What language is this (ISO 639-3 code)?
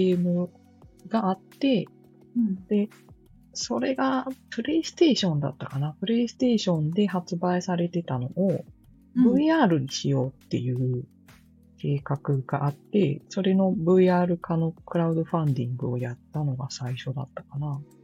jpn